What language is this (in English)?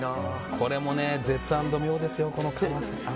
Japanese